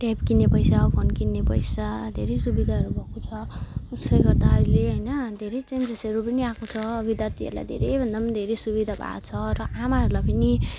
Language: Nepali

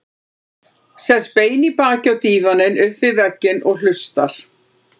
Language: Icelandic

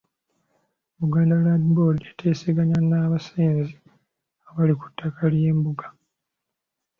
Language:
Ganda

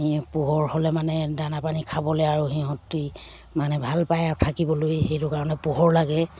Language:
Assamese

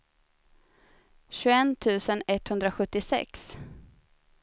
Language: Swedish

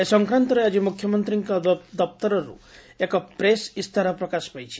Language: Odia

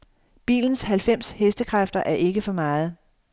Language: Danish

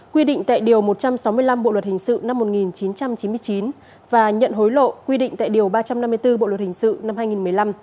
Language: Vietnamese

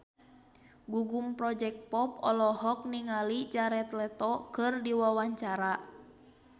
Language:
Sundanese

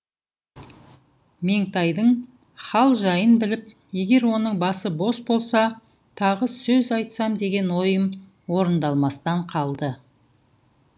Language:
Kazakh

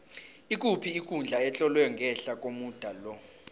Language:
South Ndebele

